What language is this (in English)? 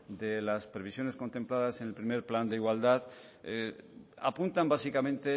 Spanish